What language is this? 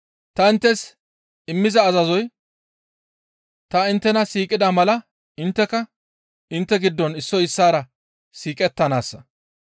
Gamo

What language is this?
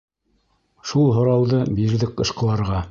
Bashkir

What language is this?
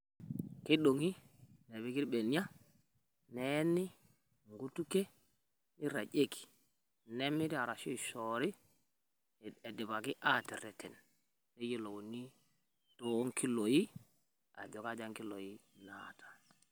Masai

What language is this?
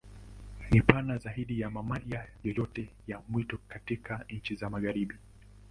Swahili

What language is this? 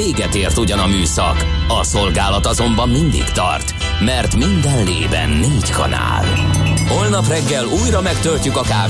Hungarian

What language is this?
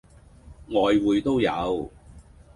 Cantonese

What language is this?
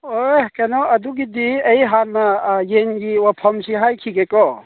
Manipuri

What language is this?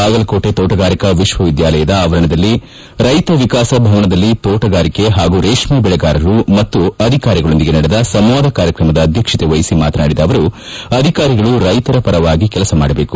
Kannada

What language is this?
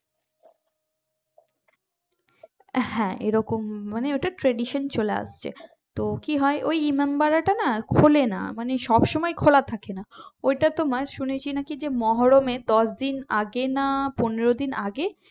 Bangla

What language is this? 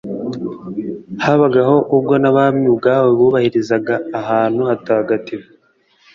Kinyarwanda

